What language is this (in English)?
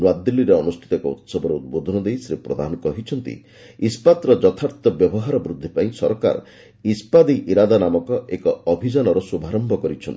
Odia